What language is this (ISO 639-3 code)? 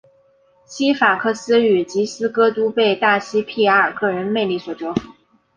zho